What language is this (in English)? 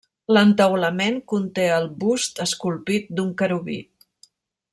Catalan